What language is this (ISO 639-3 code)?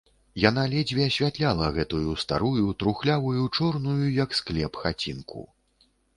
bel